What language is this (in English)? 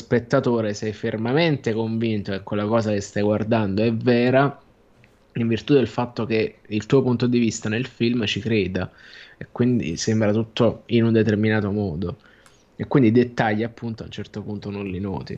Italian